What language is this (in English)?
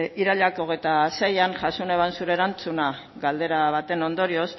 Basque